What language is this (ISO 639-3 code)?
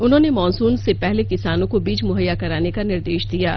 hin